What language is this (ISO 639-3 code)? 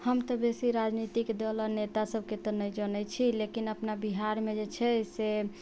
mai